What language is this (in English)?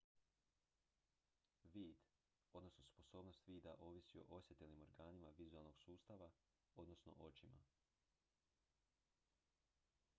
Croatian